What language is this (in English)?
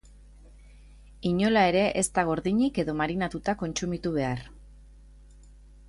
Basque